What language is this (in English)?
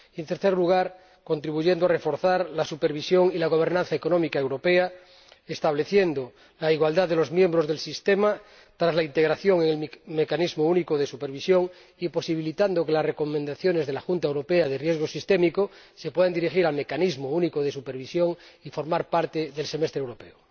Spanish